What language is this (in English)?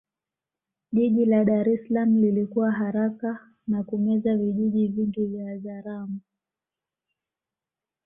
Swahili